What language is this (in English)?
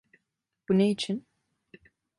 Turkish